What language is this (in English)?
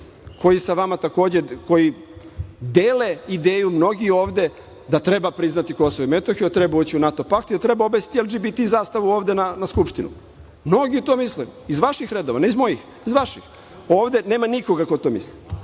Serbian